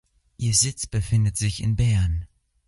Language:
German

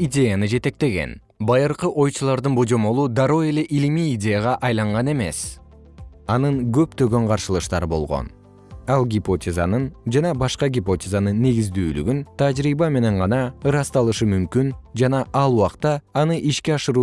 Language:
Kyrgyz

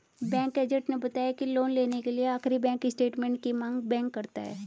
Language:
Hindi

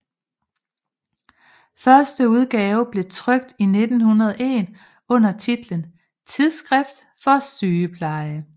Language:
Danish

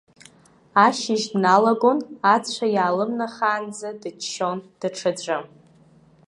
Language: Abkhazian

